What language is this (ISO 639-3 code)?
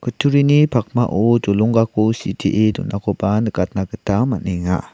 grt